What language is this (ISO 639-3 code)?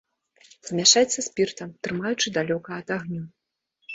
bel